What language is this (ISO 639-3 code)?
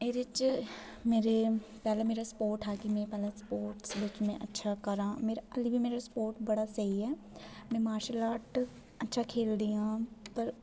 doi